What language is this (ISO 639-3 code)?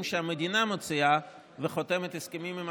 heb